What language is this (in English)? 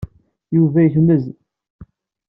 Kabyle